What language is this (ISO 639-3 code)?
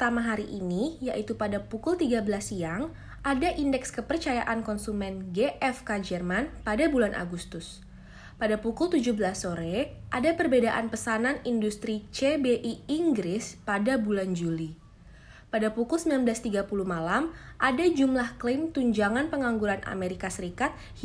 ind